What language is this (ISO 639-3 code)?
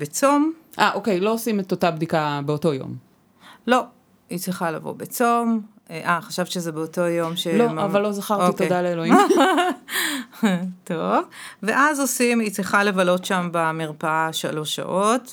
heb